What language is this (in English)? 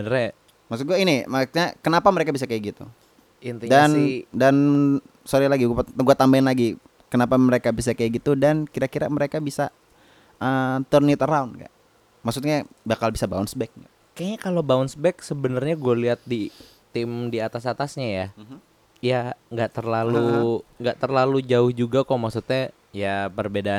Indonesian